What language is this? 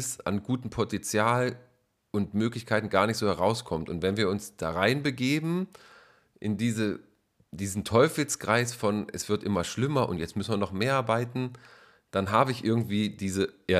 German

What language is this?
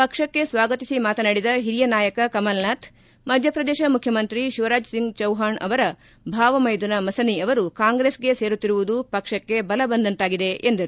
Kannada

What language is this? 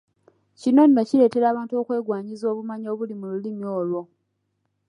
Ganda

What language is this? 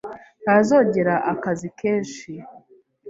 Kinyarwanda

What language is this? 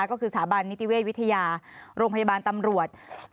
Thai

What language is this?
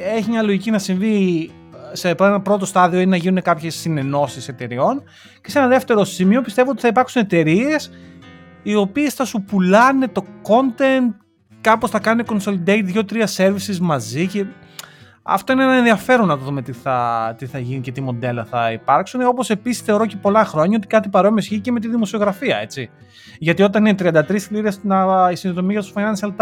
Greek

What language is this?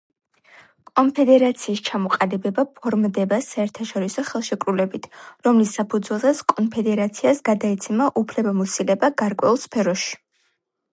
Georgian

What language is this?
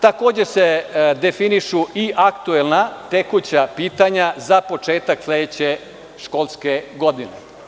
Serbian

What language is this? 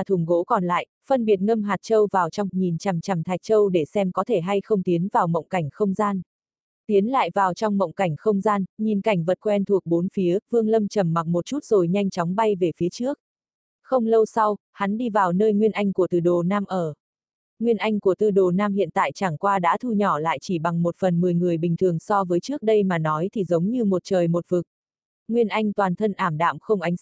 Vietnamese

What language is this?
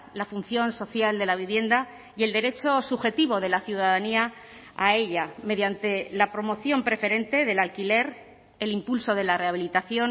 Spanish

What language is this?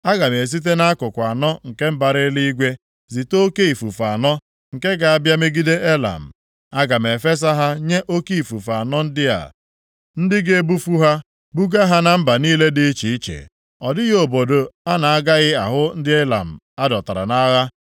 Igbo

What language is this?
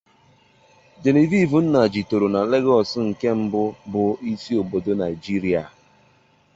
Igbo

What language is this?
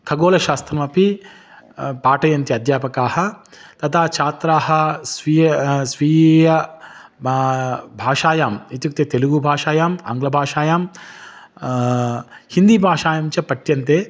Sanskrit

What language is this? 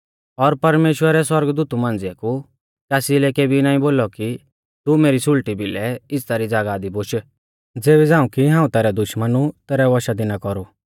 Mahasu Pahari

